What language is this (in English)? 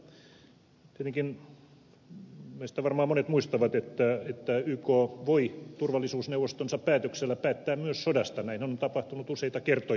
Finnish